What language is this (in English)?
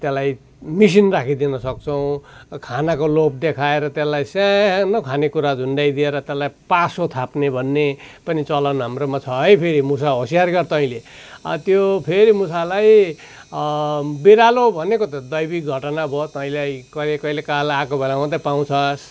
Nepali